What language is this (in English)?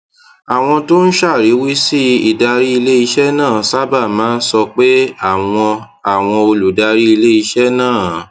Yoruba